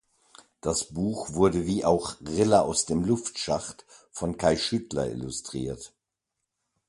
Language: German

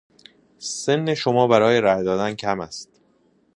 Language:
Persian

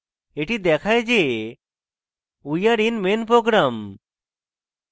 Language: Bangla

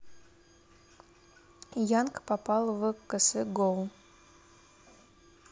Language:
Russian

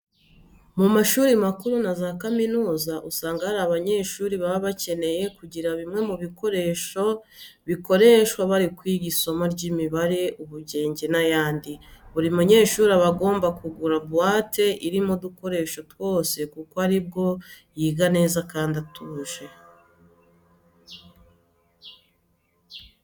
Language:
Kinyarwanda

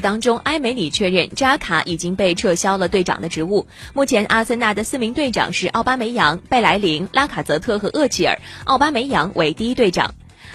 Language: Chinese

